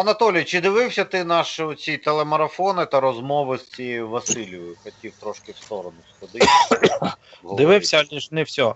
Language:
Russian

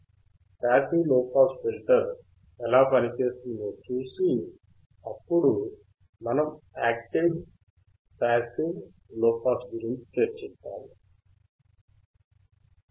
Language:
Telugu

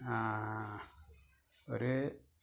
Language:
Malayalam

